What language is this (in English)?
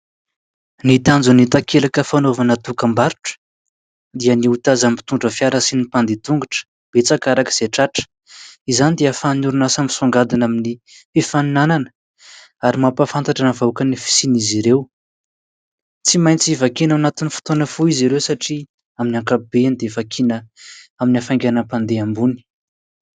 Malagasy